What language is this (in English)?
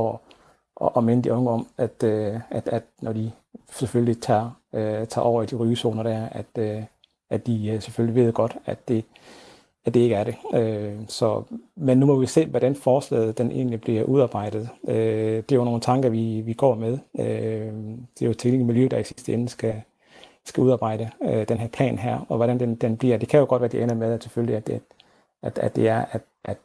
Danish